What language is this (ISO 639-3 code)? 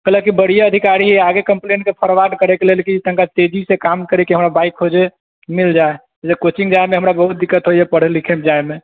mai